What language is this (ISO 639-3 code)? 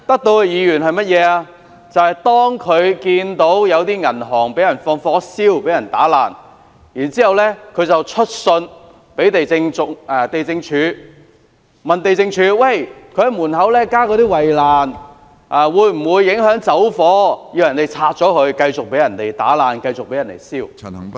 yue